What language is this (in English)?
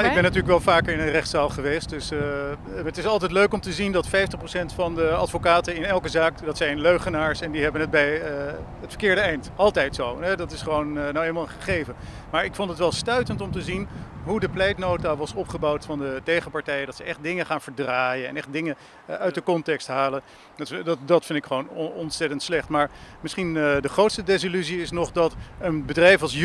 Dutch